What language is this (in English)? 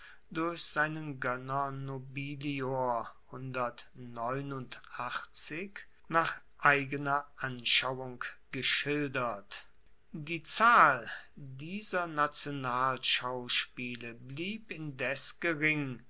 German